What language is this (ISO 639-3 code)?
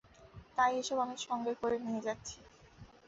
ben